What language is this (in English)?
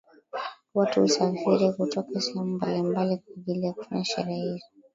Swahili